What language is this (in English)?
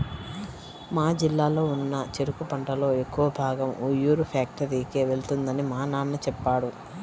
Telugu